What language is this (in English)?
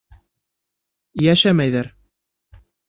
Bashkir